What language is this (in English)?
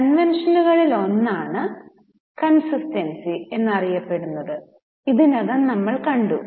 Malayalam